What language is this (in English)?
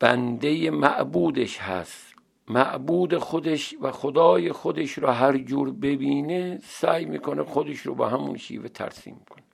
Persian